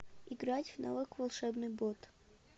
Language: Russian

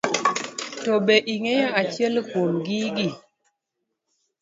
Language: Luo (Kenya and Tanzania)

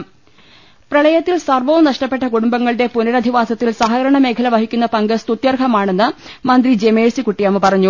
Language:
Malayalam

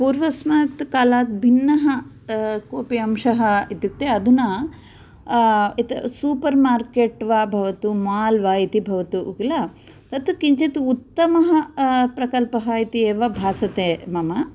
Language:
Sanskrit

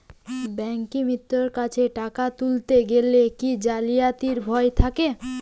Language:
Bangla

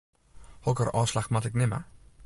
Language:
Western Frisian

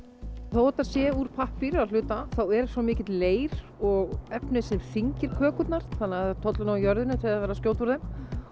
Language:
Icelandic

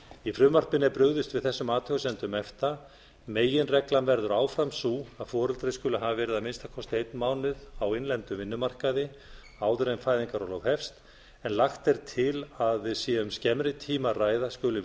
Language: Icelandic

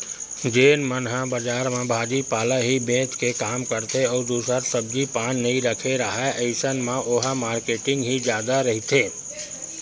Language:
Chhattisgarhi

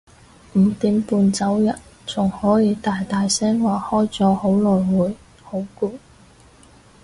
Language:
Cantonese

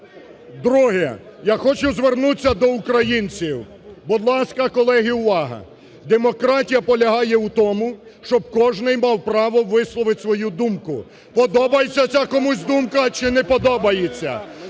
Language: Ukrainian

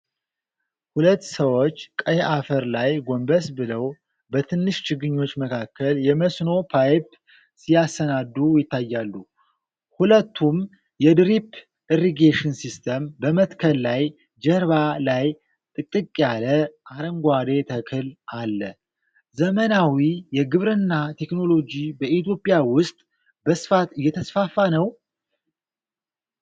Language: Amharic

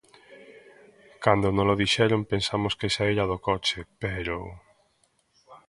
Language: Galician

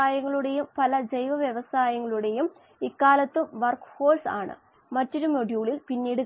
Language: Malayalam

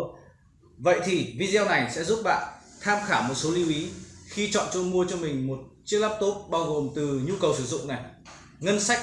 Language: Vietnamese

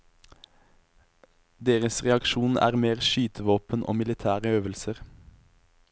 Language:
Norwegian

